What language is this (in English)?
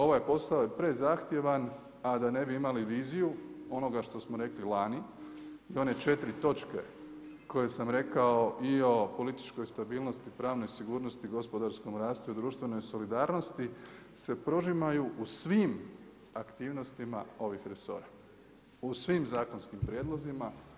Croatian